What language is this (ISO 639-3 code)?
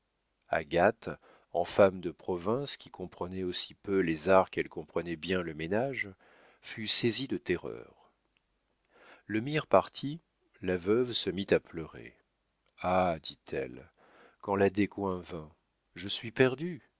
fra